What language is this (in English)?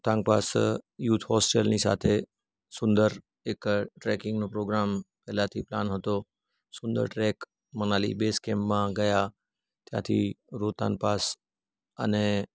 Gujarati